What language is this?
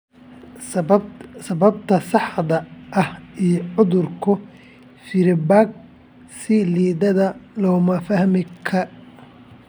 Somali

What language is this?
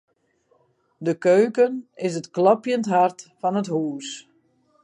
Western Frisian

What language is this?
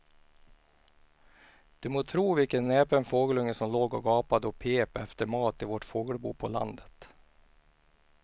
Swedish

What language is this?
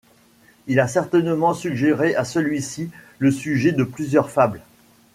French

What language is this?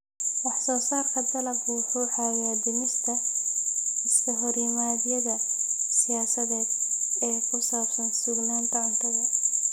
Somali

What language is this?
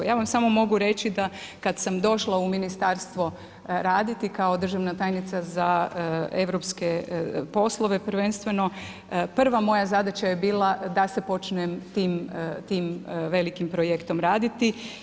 Croatian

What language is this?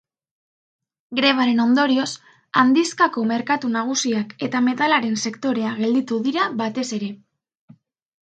Basque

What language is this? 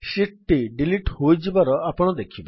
Odia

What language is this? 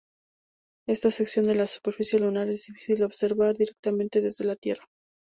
Spanish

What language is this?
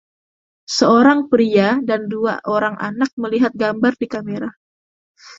Indonesian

